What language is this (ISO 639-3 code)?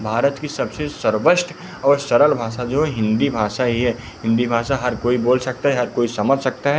hin